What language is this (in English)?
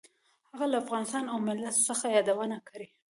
Pashto